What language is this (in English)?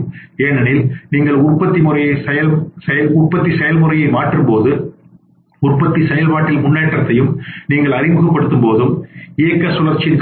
Tamil